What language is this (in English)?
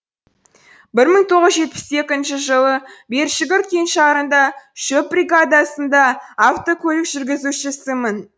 Kazakh